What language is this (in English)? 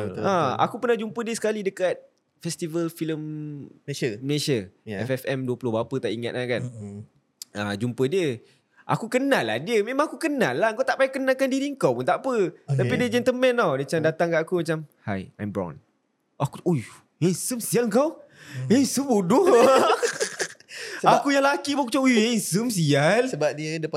Malay